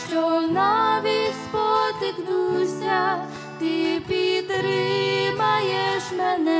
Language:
Ukrainian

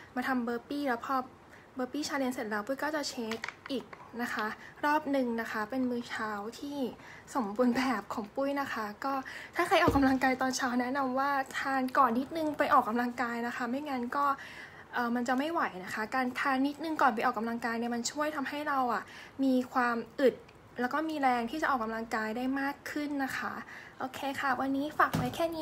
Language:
Thai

